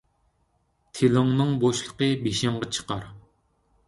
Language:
Uyghur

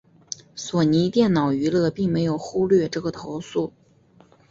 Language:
Chinese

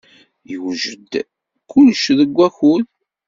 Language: Kabyle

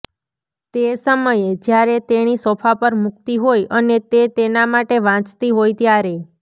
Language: Gujarati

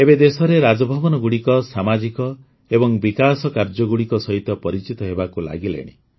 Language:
Odia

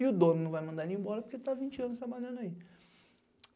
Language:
Portuguese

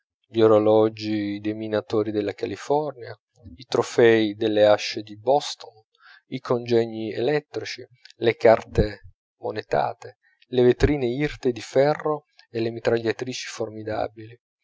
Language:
Italian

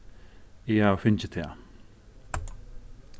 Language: Faroese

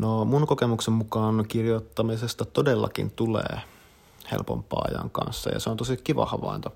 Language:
Finnish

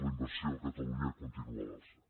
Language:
Catalan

